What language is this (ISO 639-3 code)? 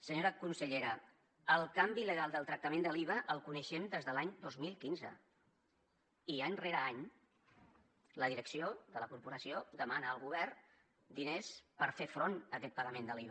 cat